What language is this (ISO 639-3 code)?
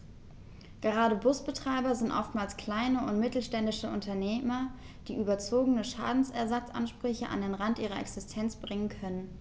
deu